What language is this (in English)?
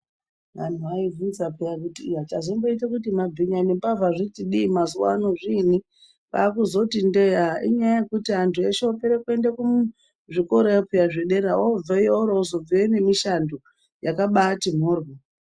Ndau